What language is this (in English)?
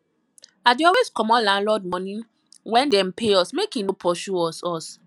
Nigerian Pidgin